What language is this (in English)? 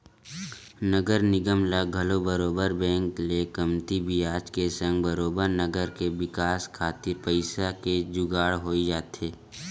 Chhattisgarhi